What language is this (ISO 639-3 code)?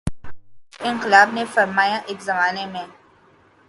urd